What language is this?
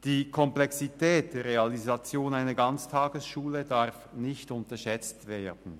Swiss German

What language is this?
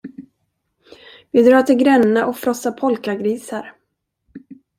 Swedish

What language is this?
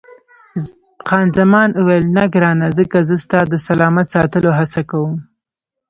Pashto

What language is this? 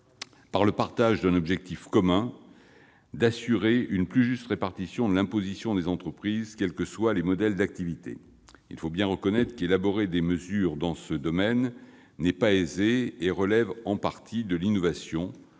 French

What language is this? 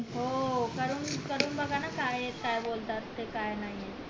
Marathi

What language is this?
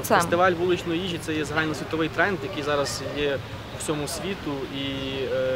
Ukrainian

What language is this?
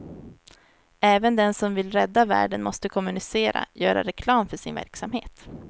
Swedish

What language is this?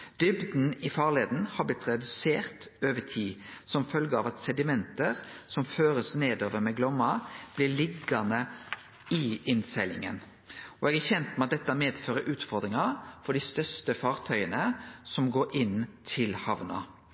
Norwegian Nynorsk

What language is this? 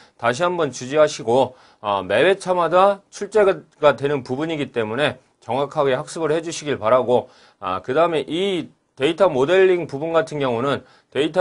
Korean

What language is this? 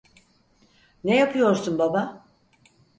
Turkish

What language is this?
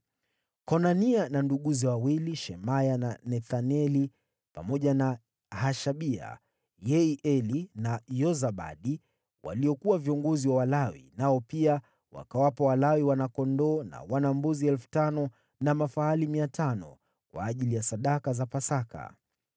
Swahili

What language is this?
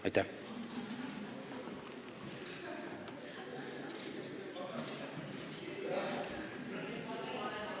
Estonian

